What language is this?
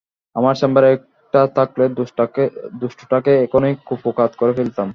Bangla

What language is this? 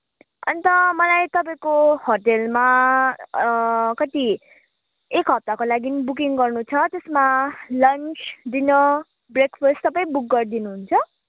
Nepali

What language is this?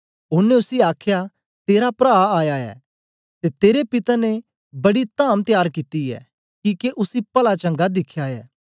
Dogri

